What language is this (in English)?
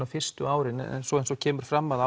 Icelandic